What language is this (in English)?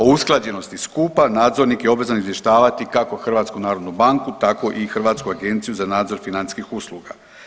Croatian